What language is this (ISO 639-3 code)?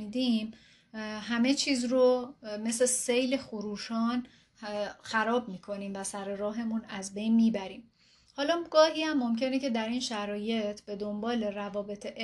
fas